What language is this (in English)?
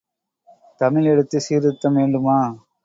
Tamil